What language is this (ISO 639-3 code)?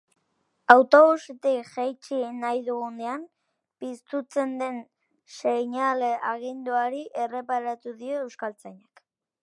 eus